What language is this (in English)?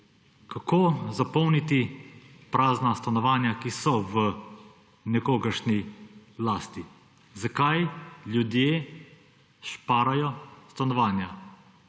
Slovenian